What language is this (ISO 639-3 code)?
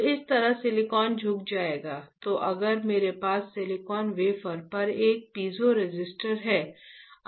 hin